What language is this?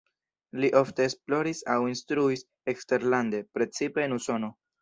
Esperanto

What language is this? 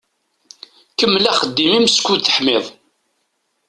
Kabyle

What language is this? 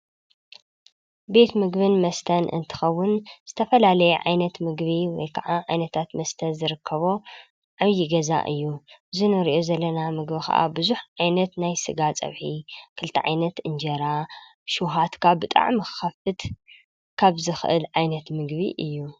Tigrinya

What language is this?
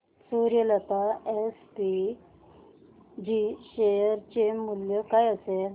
Marathi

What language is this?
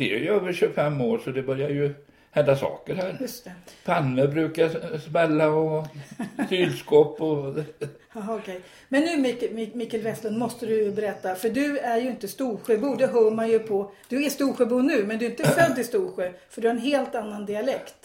Swedish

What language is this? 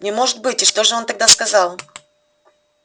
Russian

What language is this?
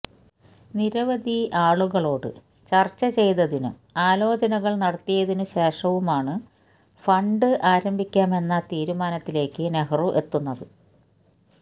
Malayalam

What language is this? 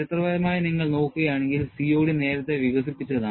Malayalam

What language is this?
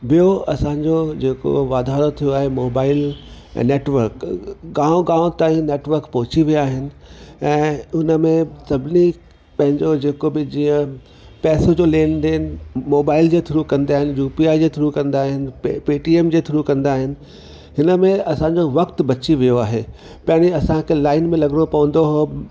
Sindhi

